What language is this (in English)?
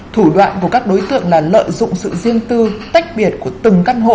Vietnamese